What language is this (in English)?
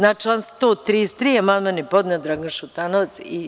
Serbian